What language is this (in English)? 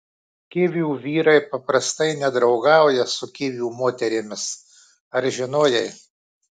Lithuanian